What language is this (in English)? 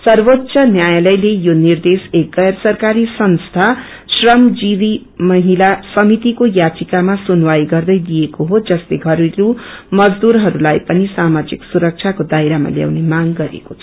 Nepali